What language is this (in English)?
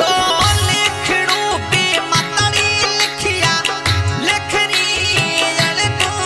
Hindi